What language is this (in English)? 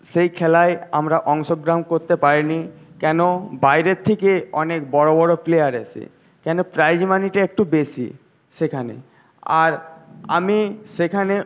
Bangla